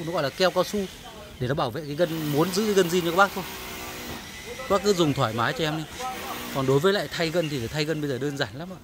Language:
Vietnamese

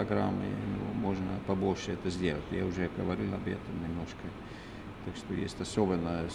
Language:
Russian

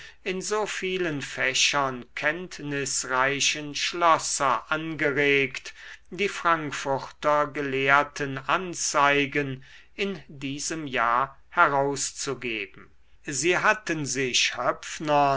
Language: German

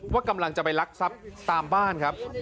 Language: Thai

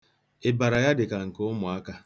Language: Igbo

